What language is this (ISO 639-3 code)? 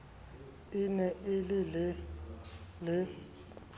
sot